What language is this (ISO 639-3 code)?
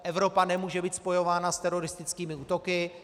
ces